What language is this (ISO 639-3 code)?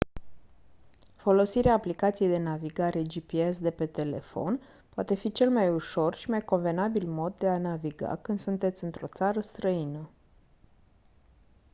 ron